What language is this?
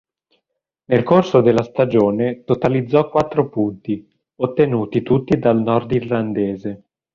Italian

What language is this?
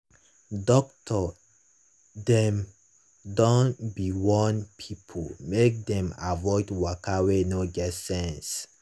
Nigerian Pidgin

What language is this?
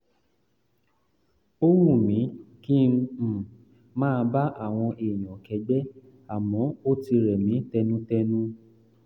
Yoruba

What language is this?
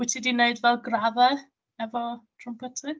Welsh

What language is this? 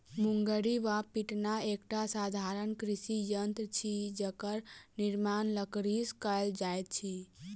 Maithili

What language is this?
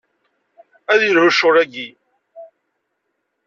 Kabyle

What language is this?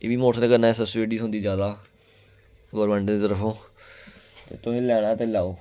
Dogri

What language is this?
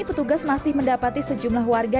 Indonesian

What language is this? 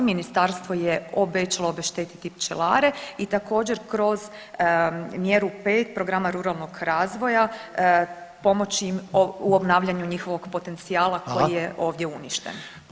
Croatian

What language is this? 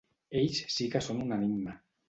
Catalan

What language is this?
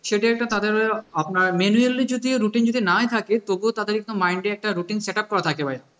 Bangla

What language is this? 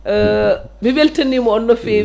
Fula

